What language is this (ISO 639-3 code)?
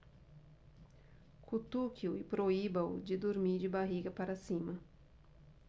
por